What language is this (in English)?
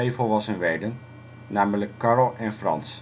Dutch